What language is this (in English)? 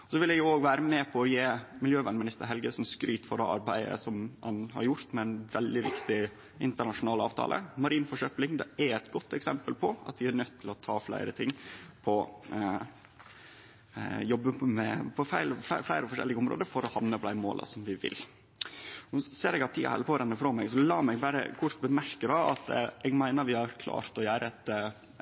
Norwegian Nynorsk